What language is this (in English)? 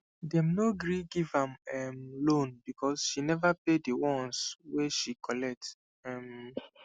Nigerian Pidgin